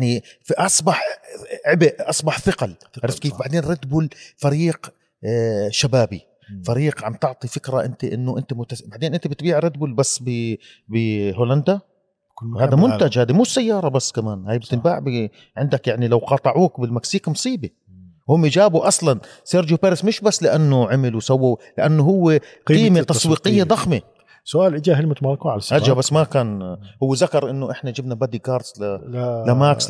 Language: Arabic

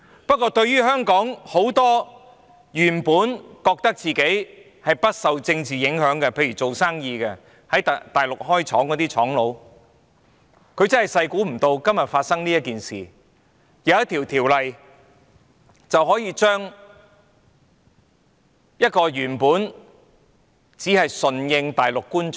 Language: Cantonese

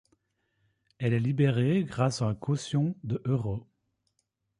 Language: French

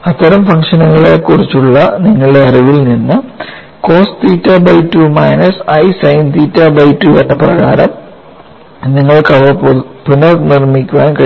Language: Malayalam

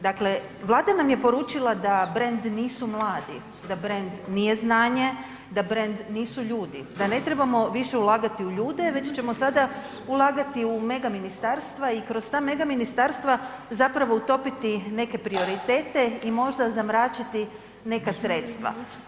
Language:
Croatian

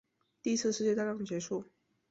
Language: Chinese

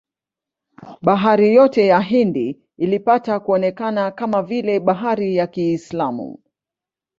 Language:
Swahili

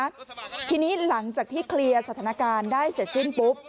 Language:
Thai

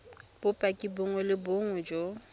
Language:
Tswana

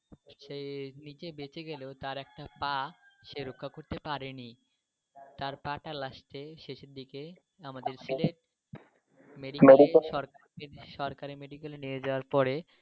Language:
Bangla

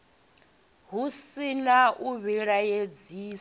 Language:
Venda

